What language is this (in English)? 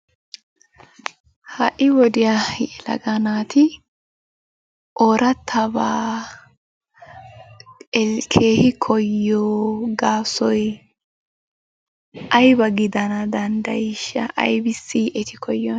Wolaytta